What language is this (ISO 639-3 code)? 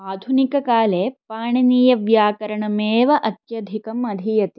san